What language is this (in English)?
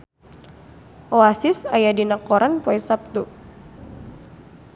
Sundanese